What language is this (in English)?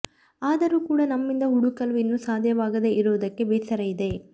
Kannada